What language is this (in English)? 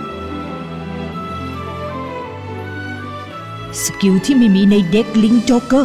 Thai